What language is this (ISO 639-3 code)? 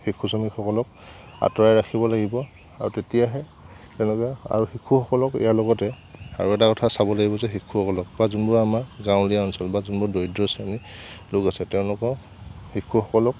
asm